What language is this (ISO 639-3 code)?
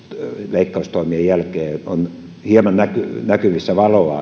fin